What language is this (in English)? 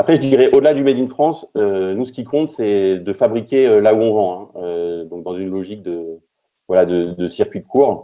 French